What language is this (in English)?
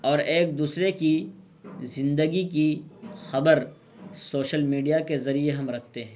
Urdu